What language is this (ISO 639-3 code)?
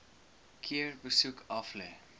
afr